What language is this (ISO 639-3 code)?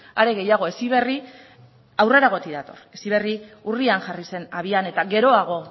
eus